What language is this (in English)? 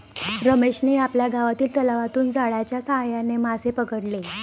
Marathi